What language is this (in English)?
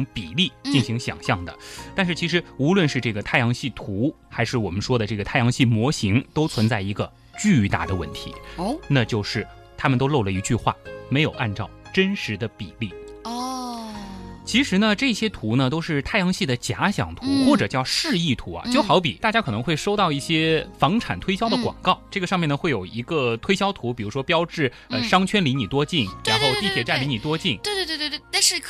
Chinese